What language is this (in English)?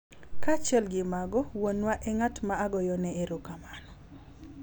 Luo (Kenya and Tanzania)